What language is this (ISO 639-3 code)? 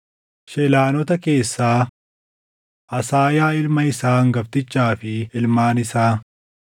orm